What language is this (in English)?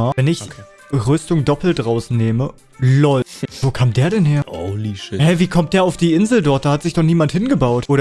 German